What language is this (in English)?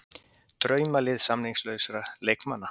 Icelandic